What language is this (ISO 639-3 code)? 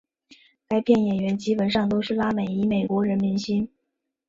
zho